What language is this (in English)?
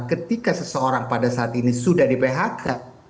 Indonesian